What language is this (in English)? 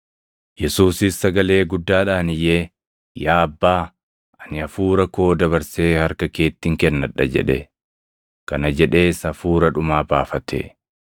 Oromo